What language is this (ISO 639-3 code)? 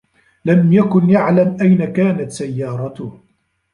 ara